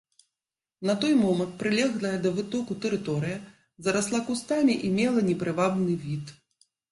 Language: Belarusian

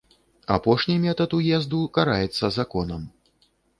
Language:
Belarusian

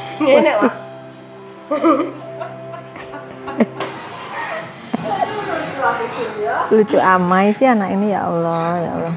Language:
Indonesian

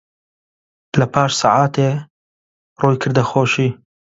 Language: Central Kurdish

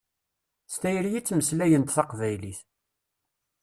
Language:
Kabyle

